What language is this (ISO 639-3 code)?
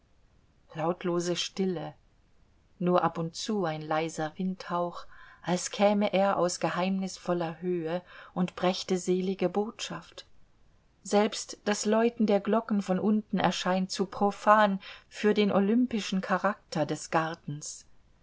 deu